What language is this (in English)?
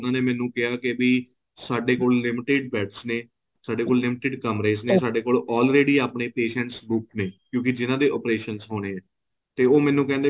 Punjabi